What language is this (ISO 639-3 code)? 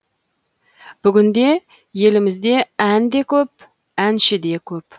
kaz